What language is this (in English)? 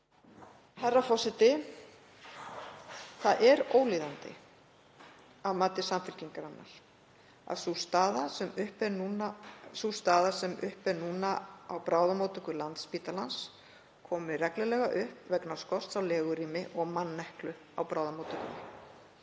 Icelandic